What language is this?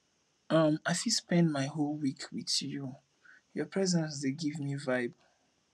Nigerian Pidgin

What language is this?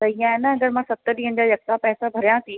Sindhi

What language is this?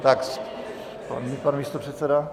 Czech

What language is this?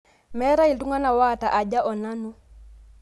Masai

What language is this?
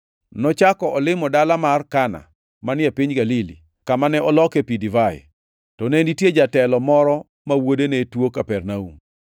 Luo (Kenya and Tanzania)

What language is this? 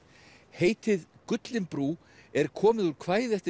Icelandic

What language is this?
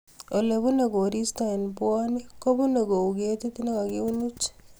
Kalenjin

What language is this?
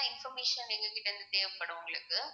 Tamil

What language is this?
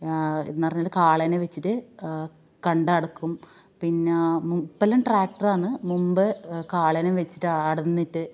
Malayalam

